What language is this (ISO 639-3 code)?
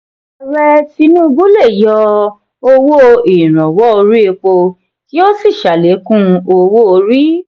yor